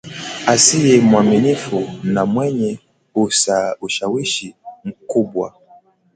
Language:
Swahili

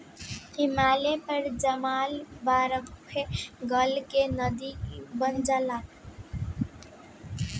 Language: Bhojpuri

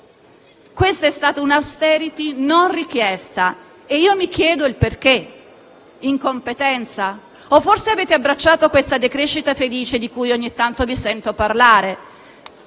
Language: Italian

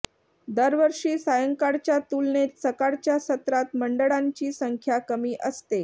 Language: Marathi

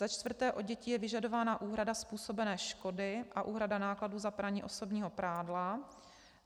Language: Czech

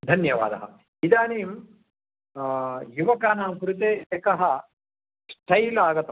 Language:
Sanskrit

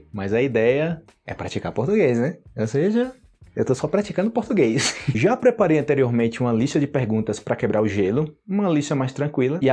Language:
Portuguese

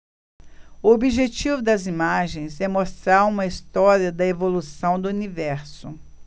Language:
Portuguese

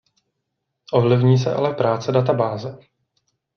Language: Czech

